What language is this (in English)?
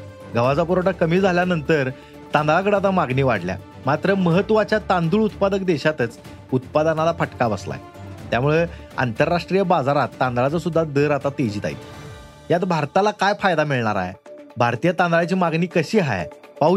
Marathi